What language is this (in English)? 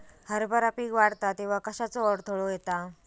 Marathi